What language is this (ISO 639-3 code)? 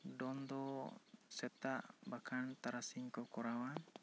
sat